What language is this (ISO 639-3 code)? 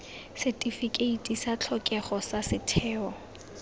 tsn